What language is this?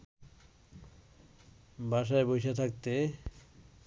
Bangla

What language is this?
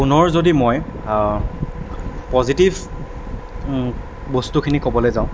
Assamese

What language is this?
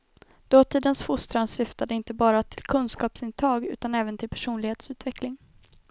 Swedish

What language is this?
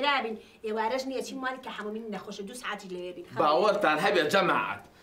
Arabic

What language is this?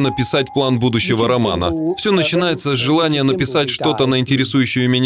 Russian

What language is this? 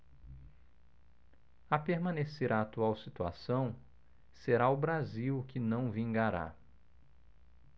Portuguese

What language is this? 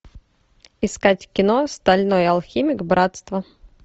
Russian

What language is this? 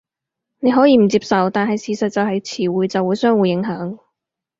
Cantonese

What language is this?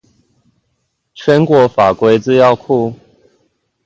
Chinese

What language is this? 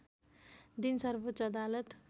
Nepali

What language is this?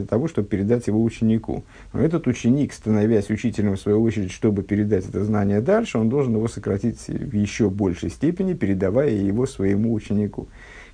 Russian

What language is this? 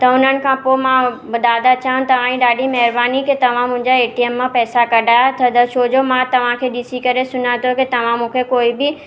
Sindhi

